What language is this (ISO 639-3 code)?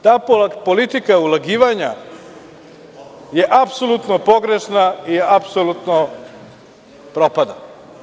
srp